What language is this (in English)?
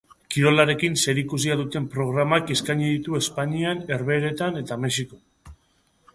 Basque